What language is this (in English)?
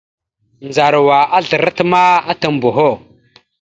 Mada (Cameroon)